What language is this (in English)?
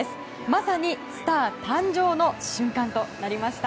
Japanese